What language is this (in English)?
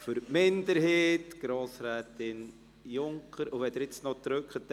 Swiss German